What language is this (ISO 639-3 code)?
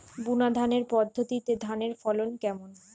ben